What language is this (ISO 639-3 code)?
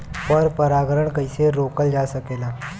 bho